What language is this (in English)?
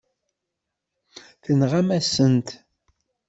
Kabyle